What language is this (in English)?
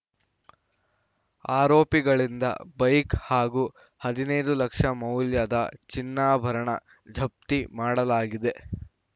Kannada